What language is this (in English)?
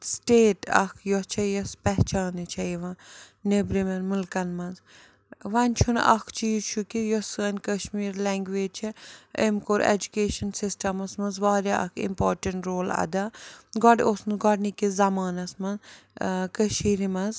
Kashmiri